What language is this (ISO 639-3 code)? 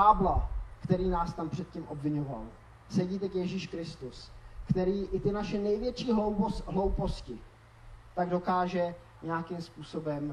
ces